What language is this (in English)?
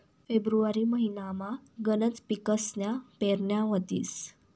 Marathi